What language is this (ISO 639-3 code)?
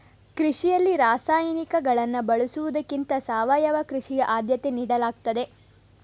kan